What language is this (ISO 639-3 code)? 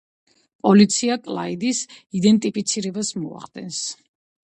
kat